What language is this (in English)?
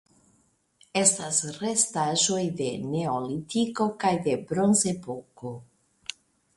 Esperanto